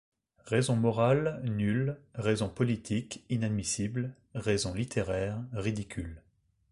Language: French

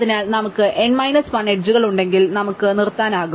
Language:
Malayalam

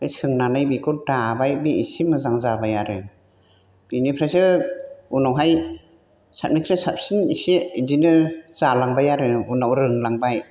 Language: Bodo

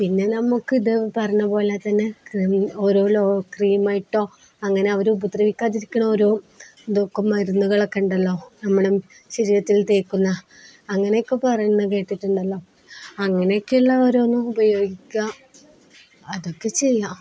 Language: Malayalam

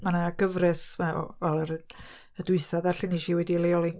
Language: Welsh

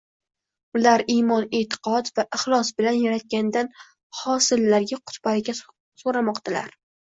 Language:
Uzbek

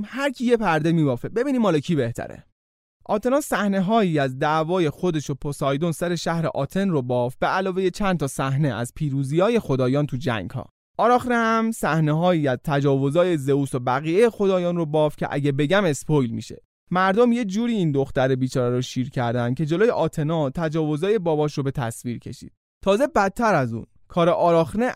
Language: Persian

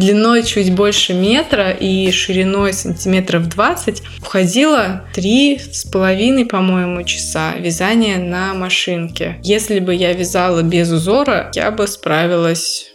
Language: Russian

